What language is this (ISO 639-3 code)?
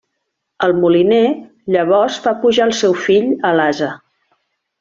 cat